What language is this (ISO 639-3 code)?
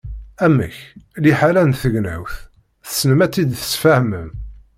kab